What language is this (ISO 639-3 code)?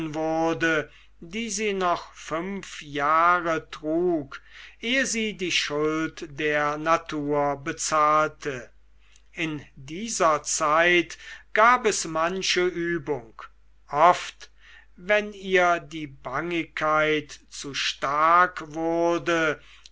deu